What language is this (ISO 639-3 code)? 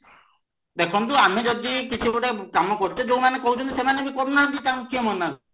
ori